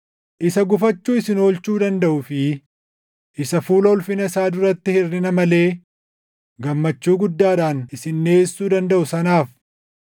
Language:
Oromo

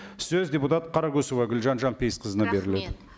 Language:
Kazakh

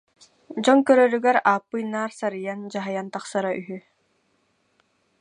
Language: Yakut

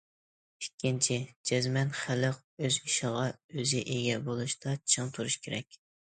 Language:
Uyghur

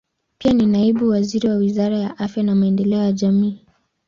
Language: Swahili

